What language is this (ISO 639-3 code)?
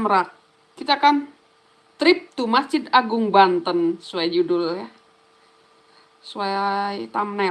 ind